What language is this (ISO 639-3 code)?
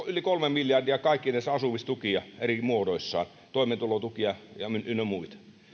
fin